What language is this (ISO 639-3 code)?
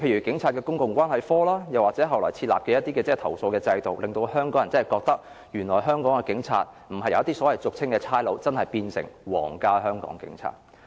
yue